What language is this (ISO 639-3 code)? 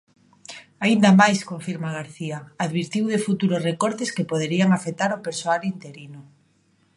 glg